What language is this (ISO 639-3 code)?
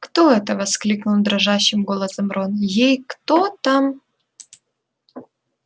rus